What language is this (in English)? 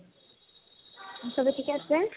Assamese